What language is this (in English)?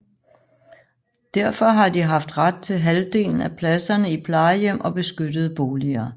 Danish